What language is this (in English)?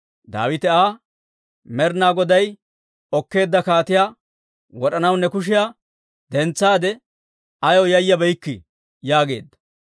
Dawro